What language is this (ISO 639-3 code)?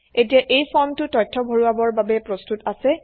asm